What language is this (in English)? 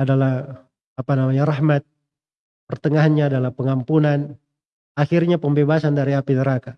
Indonesian